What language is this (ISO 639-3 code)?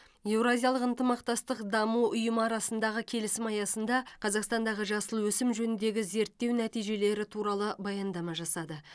kaz